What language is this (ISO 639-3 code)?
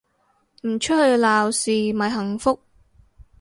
yue